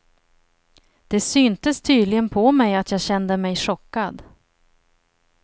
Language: Swedish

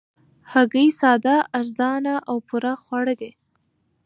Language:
Pashto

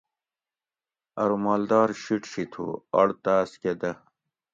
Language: Gawri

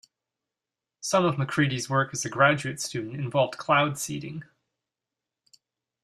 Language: English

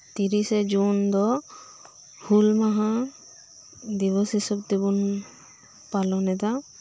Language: Santali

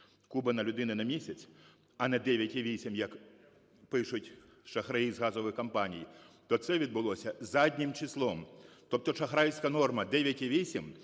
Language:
Ukrainian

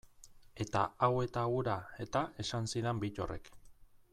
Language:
Basque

